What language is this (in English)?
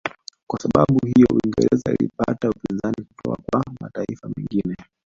Swahili